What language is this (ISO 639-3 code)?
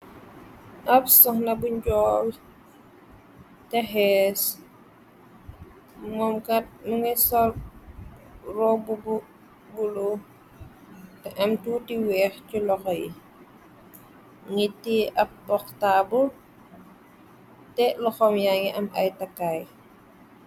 wol